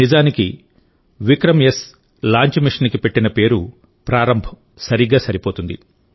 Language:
Telugu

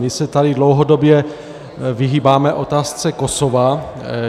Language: Czech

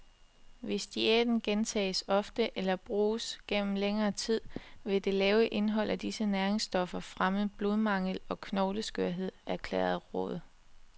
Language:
Danish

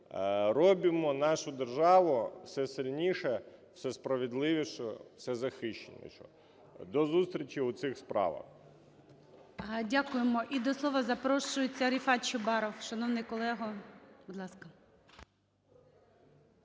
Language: Ukrainian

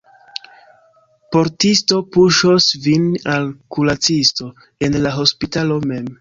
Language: Esperanto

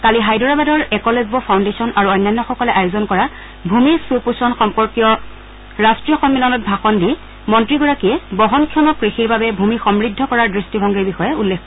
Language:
Assamese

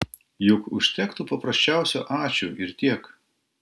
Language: Lithuanian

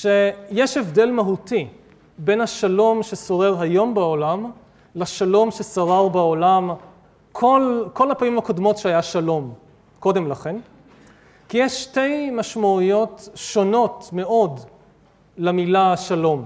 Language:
Hebrew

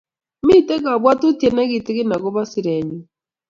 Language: Kalenjin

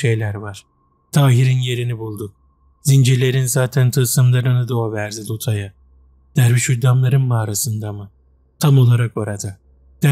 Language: Turkish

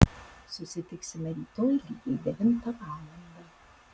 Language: Lithuanian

